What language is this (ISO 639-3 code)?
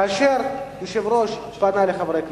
heb